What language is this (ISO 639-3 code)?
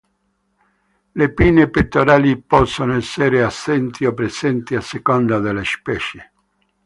ita